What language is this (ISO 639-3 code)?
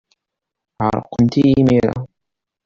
kab